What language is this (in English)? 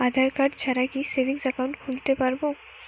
Bangla